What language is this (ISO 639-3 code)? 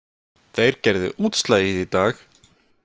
isl